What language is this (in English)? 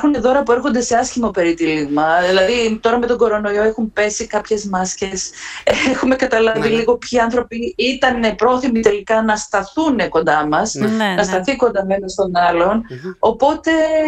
Greek